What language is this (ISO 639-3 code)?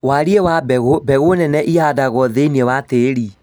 kik